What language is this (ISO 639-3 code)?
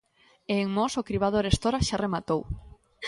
glg